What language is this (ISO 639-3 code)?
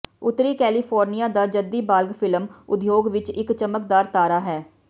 pan